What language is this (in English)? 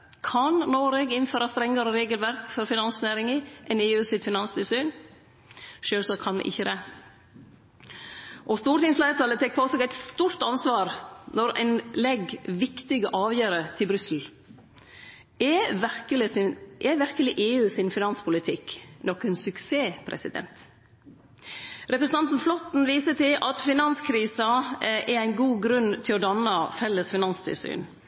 Norwegian Nynorsk